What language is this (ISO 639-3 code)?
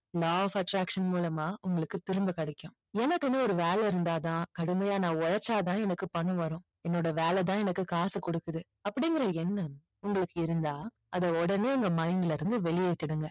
tam